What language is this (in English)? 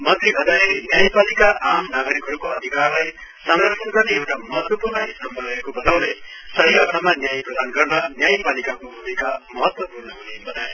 Nepali